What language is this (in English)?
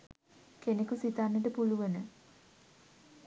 Sinhala